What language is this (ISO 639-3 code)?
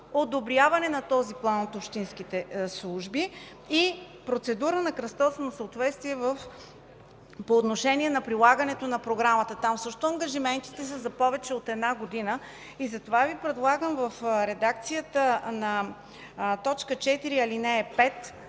bul